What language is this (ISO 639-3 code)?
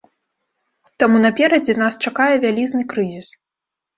bel